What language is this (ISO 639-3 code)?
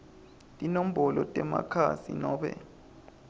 ssw